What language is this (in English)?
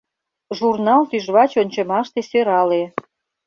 Mari